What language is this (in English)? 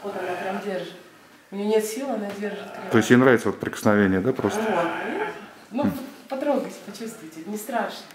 Russian